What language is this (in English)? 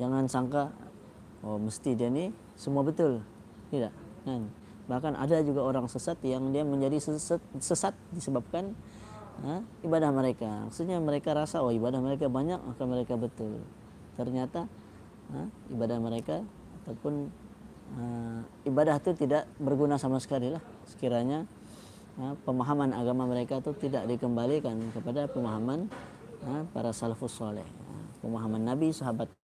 Malay